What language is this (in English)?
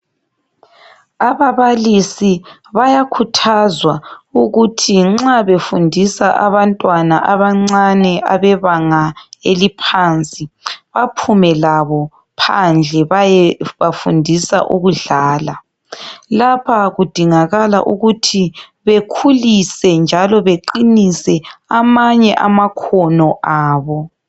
North Ndebele